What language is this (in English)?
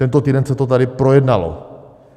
Czech